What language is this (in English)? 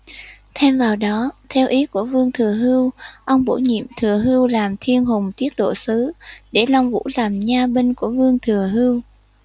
Vietnamese